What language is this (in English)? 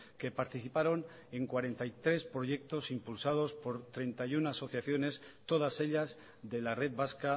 Spanish